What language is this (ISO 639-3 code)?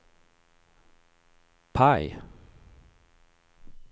swe